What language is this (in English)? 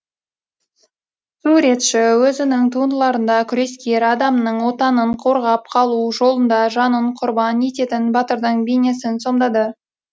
Kazakh